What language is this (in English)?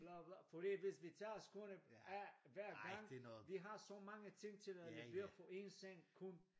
Danish